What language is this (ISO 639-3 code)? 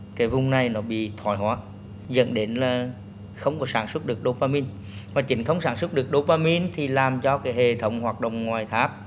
vie